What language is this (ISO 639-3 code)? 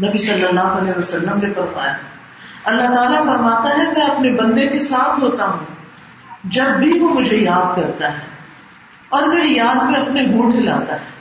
urd